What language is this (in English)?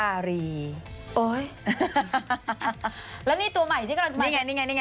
Thai